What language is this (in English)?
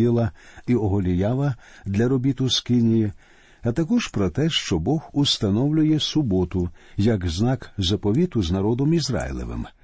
Ukrainian